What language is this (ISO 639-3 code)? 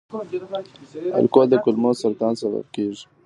pus